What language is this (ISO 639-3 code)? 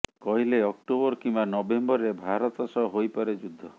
ori